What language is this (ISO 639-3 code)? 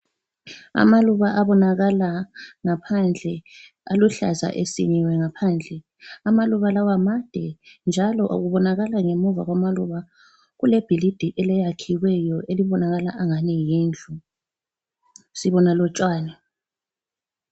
nde